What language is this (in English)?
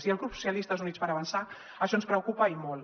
Catalan